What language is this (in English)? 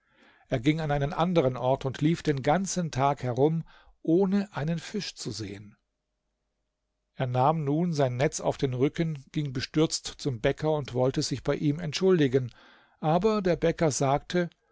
German